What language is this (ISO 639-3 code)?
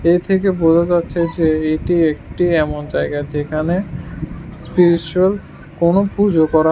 ben